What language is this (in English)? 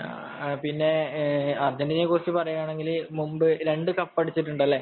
Malayalam